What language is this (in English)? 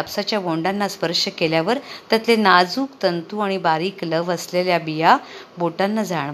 Marathi